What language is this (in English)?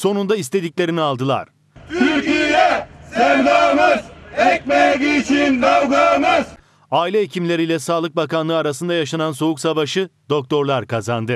Turkish